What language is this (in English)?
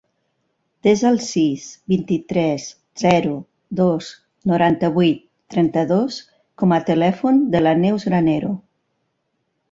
Catalan